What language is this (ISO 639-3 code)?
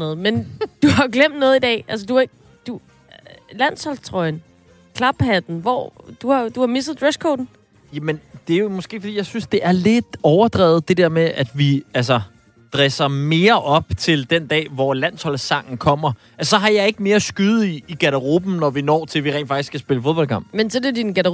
dan